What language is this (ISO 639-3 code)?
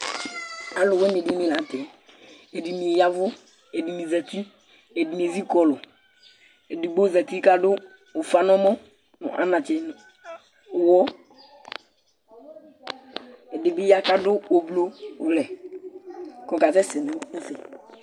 kpo